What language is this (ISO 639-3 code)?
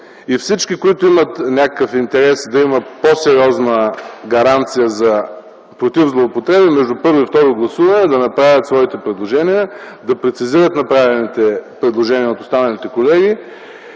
bul